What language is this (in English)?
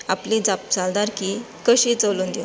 Konkani